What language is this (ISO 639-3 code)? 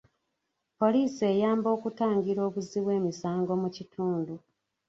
lug